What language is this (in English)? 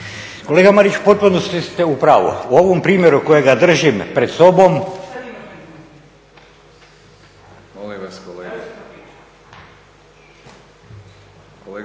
Croatian